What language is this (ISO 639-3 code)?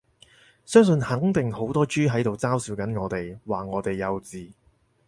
yue